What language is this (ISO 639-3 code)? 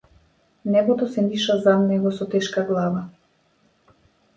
mkd